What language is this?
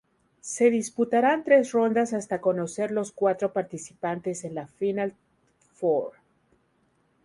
Spanish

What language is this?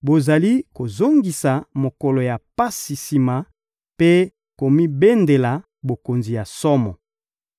Lingala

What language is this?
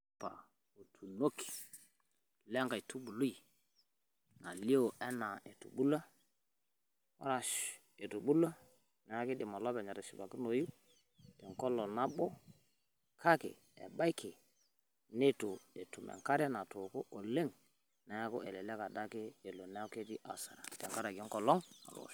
Masai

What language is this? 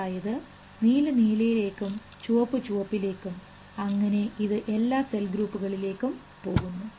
Malayalam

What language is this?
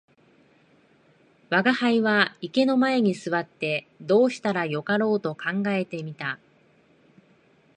Japanese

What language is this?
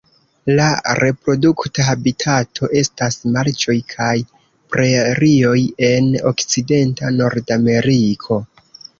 Esperanto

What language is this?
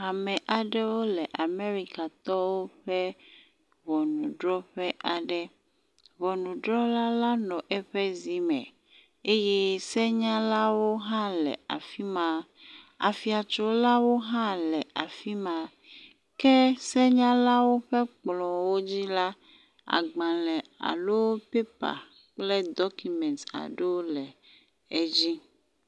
Ewe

